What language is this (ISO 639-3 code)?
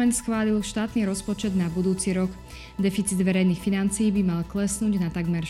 slk